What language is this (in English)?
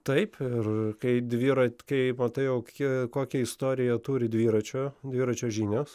Lithuanian